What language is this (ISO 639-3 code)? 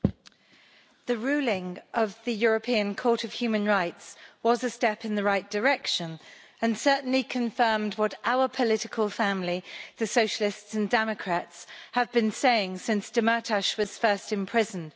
eng